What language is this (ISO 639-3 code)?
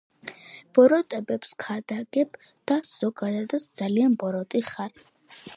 kat